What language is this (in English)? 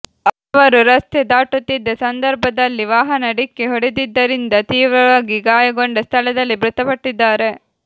Kannada